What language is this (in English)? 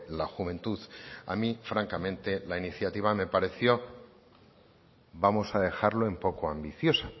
Spanish